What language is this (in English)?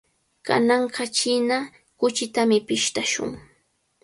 Cajatambo North Lima Quechua